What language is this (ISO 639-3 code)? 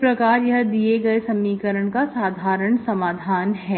hin